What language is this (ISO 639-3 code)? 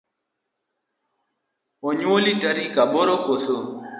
luo